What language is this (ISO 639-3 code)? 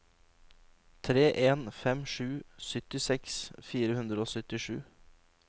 nor